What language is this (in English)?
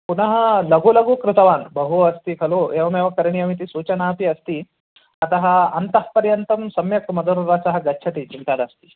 Sanskrit